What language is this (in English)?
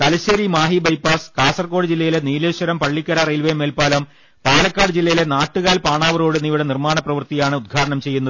Malayalam